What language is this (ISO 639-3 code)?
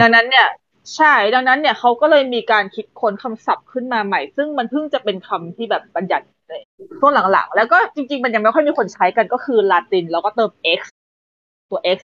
tha